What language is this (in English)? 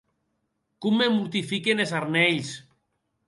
Occitan